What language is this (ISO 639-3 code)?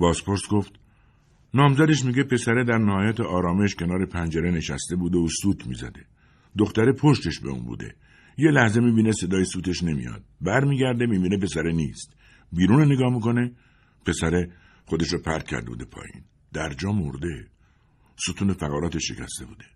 fas